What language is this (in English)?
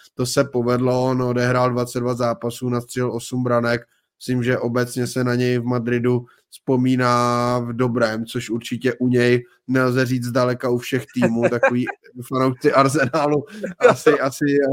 Czech